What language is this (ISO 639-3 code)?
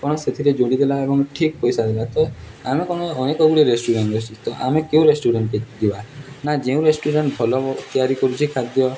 ori